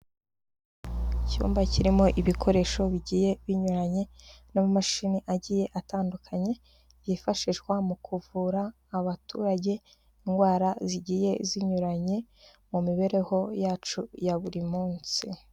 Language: Kinyarwanda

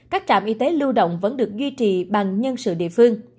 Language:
Vietnamese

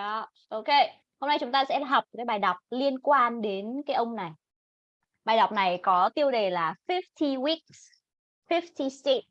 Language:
Vietnamese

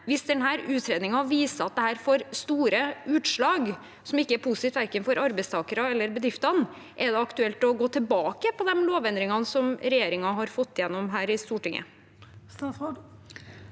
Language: Norwegian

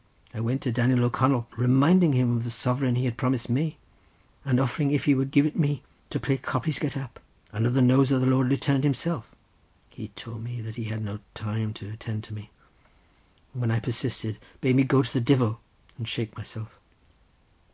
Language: English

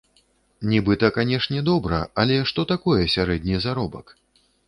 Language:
Belarusian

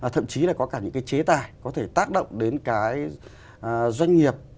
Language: Vietnamese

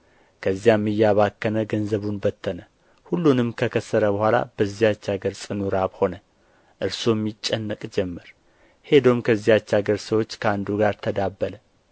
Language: Amharic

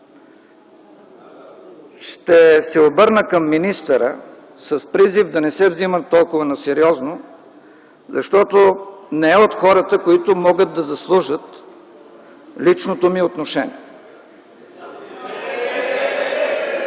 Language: Bulgarian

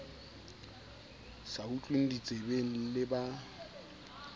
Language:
Southern Sotho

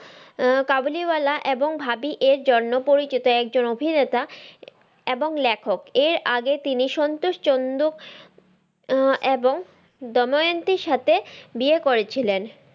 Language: Bangla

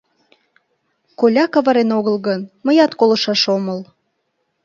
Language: Mari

